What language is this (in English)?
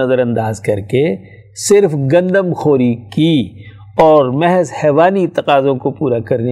Urdu